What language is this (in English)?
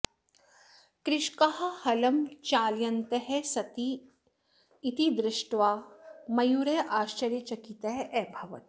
Sanskrit